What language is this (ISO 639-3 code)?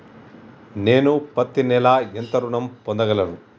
tel